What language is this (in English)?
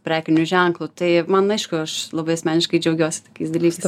Lithuanian